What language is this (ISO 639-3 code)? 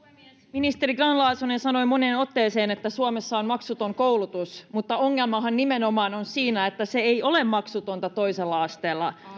fin